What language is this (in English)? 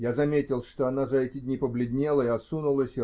Russian